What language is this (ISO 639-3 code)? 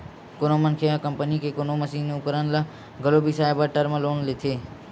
hne